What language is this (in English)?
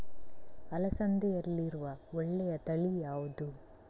Kannada